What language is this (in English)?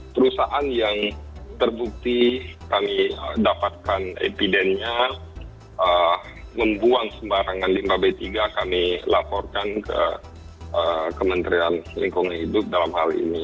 Indonesian